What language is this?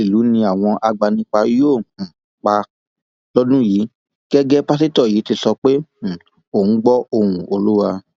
Yoruba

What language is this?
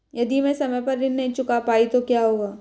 Hindi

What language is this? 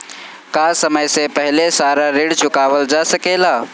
Bhojpuri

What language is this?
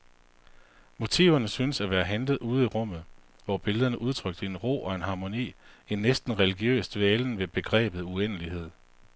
Danish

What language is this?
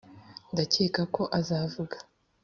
Kinyarwanda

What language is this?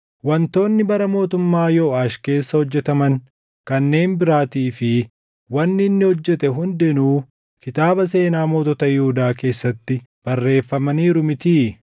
Oromo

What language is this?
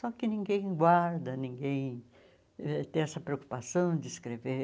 Portuguese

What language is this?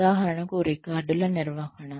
Telugu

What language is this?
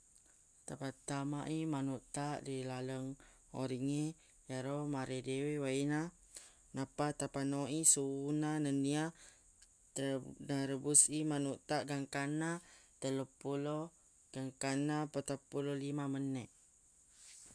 Buginese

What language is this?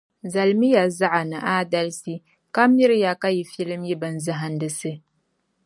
Dagbani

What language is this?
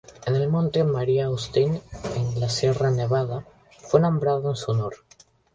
Spanish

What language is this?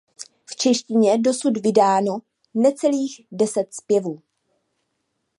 Czech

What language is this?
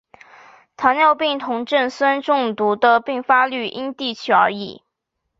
Chinese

